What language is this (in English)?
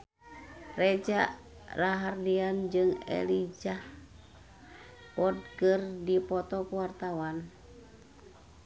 Sundanese